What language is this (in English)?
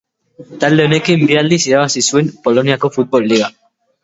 Basque